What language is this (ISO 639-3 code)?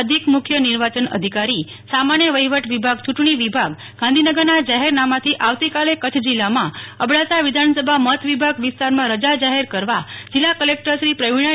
guj